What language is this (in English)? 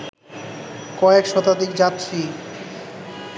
Bangla